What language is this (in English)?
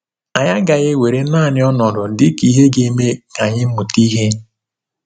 Igbo